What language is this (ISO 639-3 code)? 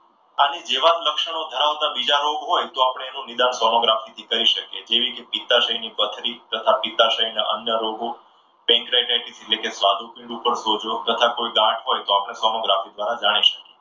guj